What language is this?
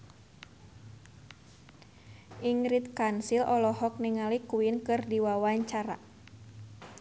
Sundanese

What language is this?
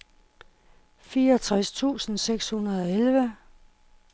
Danish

